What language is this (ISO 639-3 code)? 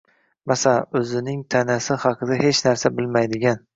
uzb